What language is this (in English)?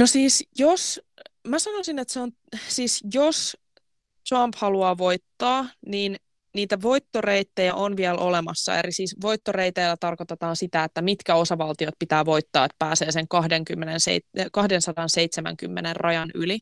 Finnish